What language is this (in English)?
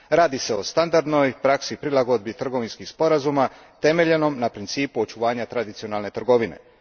Croatian